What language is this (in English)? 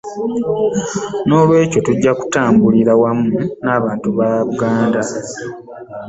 Ganda